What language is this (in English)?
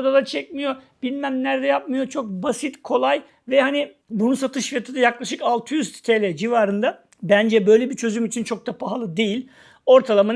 Turkish